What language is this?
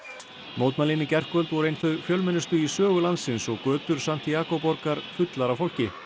Icelandic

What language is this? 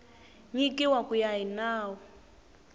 Tsonga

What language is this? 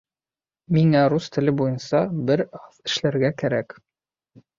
Bashkir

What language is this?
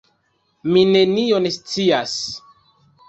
Esperanto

